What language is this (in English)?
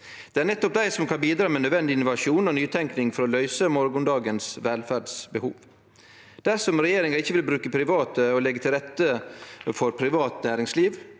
Norwegian